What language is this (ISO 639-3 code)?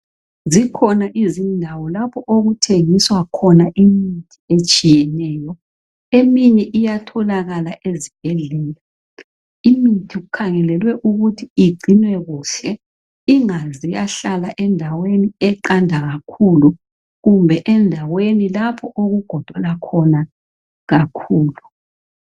nde